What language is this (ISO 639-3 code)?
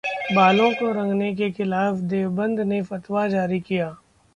hin